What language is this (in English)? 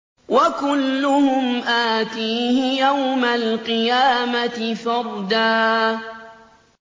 Arabic